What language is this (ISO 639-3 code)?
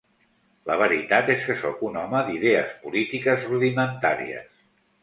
cat